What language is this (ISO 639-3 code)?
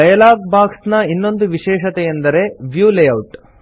kan